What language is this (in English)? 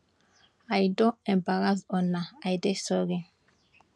Nigerian Pidgin